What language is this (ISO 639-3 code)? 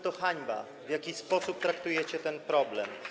pol